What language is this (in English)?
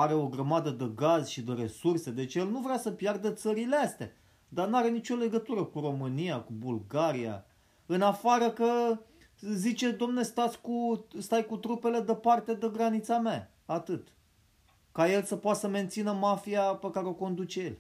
Romanian